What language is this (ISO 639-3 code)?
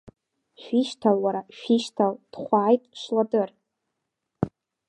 abk